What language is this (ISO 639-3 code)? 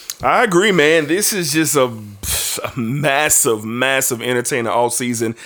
eng